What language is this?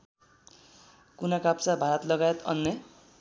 Nepali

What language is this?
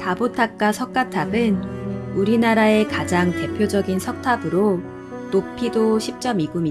Korean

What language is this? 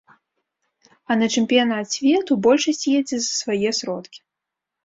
Belarusian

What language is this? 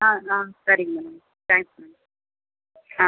Tamil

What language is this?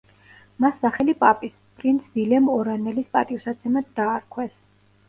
Georgian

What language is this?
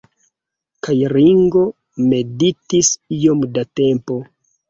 Esperanto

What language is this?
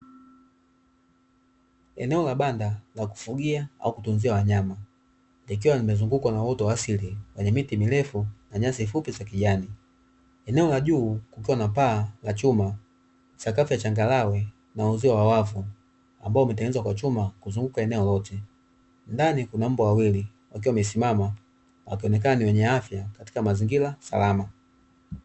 Swahili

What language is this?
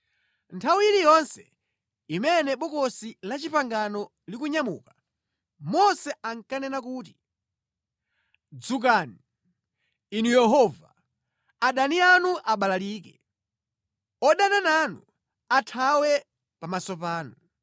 Nyanja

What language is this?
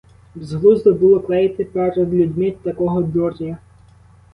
Ukrainian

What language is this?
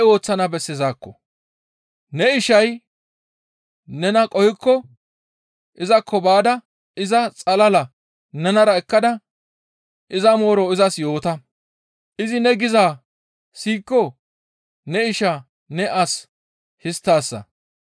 Gamo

